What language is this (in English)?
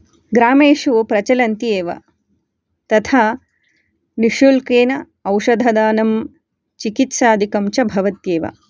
Sanskrit